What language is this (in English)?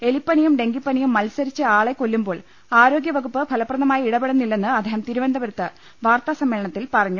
Malayalam